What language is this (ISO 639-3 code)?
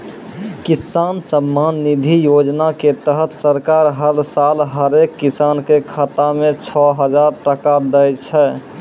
mai